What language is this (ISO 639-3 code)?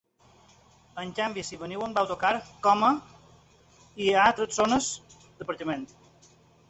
cat